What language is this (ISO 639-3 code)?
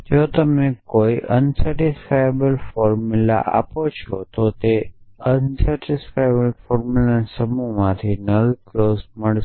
guj